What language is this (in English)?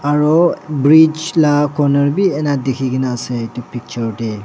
Naga Pidgin